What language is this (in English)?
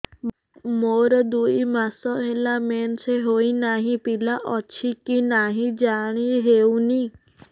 Odia